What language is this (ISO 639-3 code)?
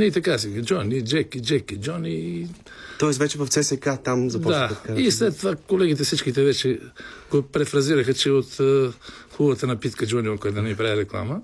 bul